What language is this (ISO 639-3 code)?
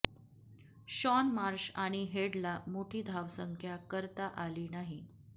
mar